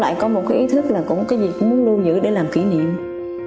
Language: Vietnamese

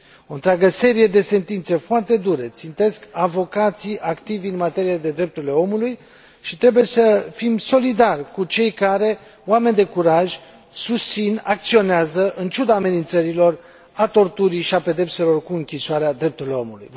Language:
Romanian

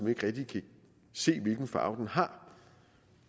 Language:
Danish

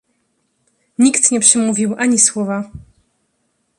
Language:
Polish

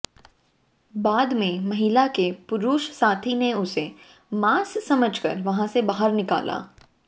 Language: Hindi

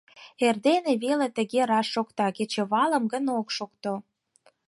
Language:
Mari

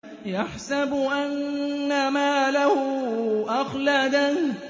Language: Arabic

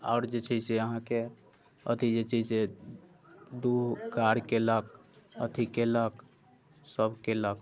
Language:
Maithili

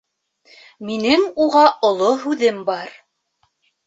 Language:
Bashkir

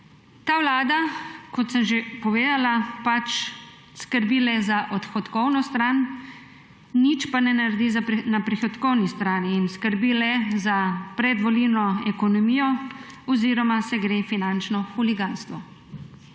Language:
Slovenian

